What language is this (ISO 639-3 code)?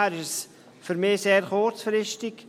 gsw